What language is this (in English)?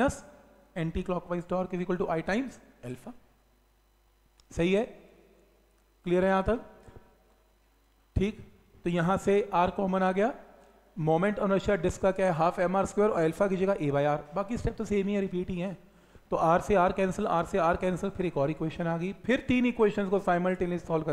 Hindi